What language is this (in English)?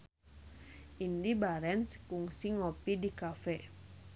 Sundanese